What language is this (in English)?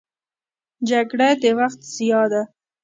Pashto